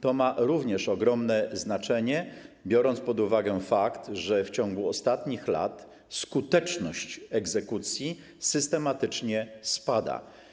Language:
Polish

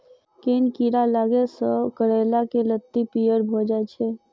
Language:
Maithili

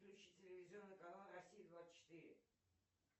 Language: Russian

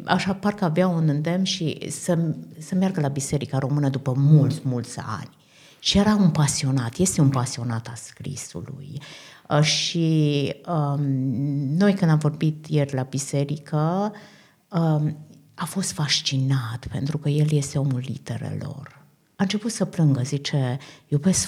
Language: Romanian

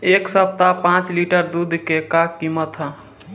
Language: Bhojpuri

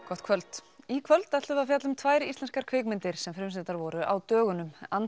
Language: Icelandic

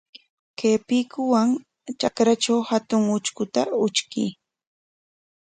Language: Corongo Ancash Quechua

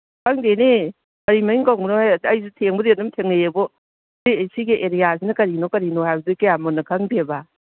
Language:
Manipuri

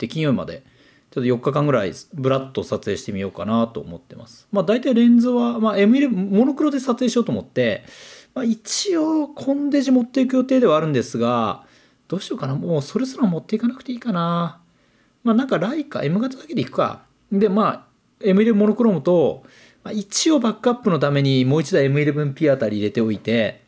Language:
Japanese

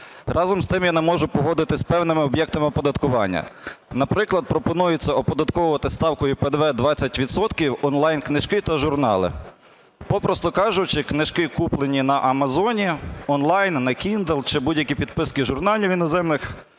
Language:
Ukrainian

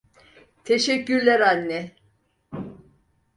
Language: Turkish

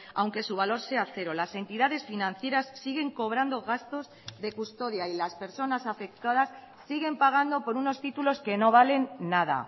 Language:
Spanish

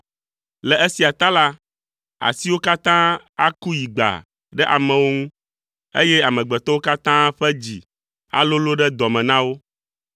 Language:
Ewe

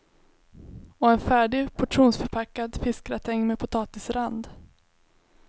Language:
Swedish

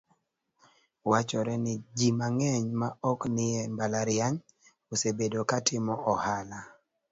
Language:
Luo (Kenya and Tanzania)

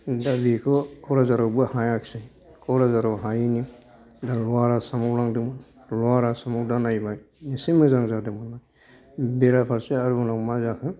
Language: Bodo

